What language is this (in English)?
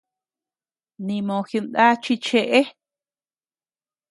Tepeuxila Cuicatec